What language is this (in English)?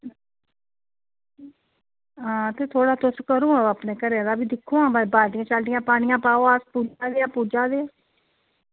Dogri